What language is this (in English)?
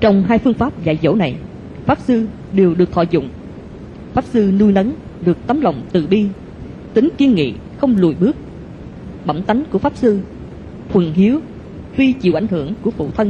Vietnamese